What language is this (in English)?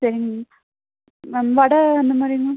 Tamil